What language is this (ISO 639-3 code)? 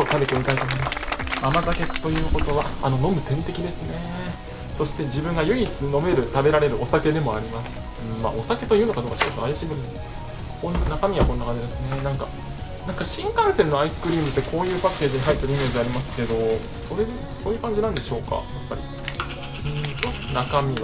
jpn